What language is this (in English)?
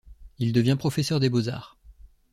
French